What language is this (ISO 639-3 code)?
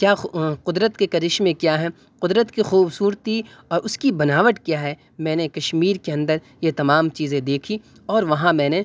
urd